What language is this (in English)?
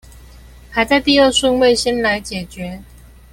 Chinese